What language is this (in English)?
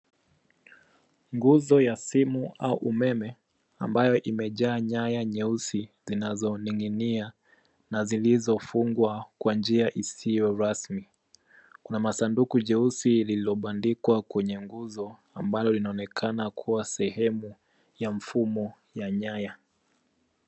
Swahili